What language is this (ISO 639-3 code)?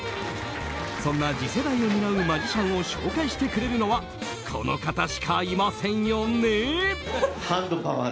jpn